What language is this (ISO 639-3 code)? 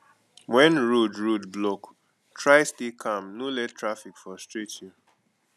pcm